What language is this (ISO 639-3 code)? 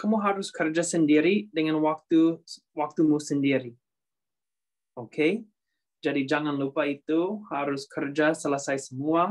ind